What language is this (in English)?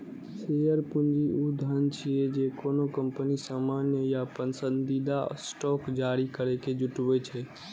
Maithili